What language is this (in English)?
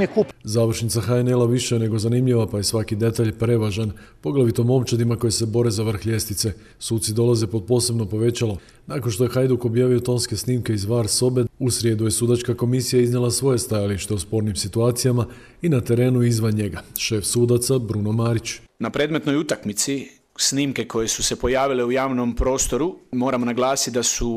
Croatian